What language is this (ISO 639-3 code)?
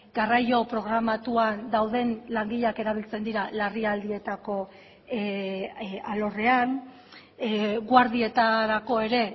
eus